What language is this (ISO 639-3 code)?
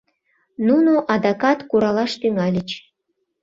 chm